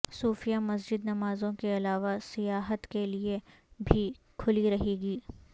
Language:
Urdu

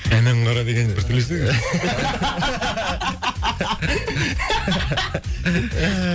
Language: Kazakh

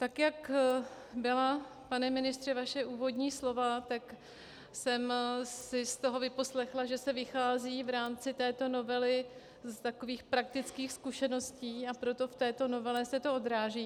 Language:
Czech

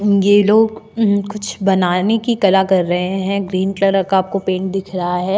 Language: Hindi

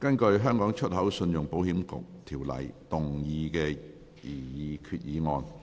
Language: Cantonese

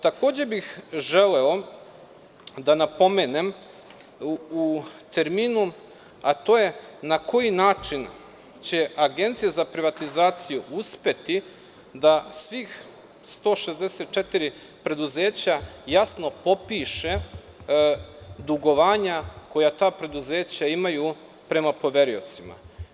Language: Serbian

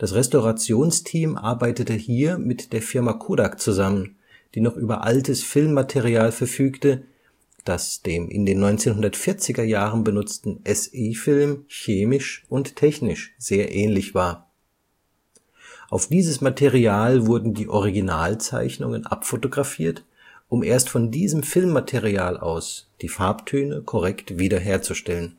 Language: German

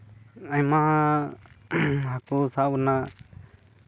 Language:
Santali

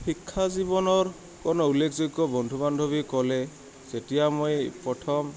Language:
Assamese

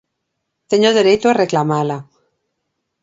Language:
Galician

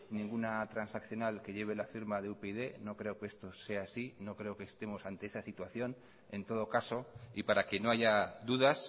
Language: Spanish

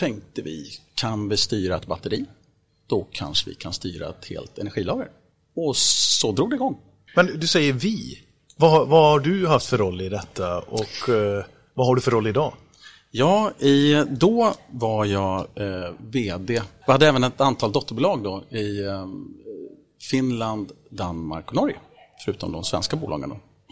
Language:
Swedish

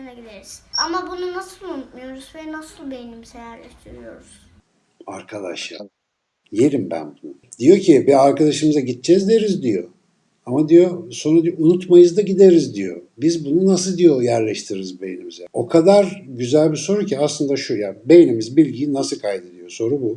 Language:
Turkish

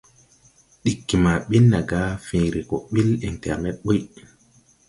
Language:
Tupuri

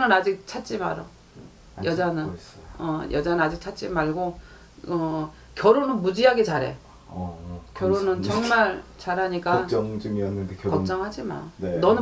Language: Korean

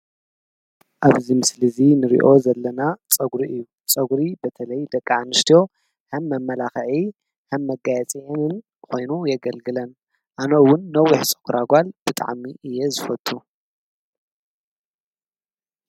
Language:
Tigrinya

